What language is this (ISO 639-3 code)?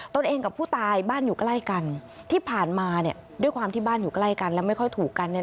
tha